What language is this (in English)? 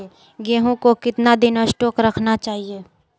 Magahi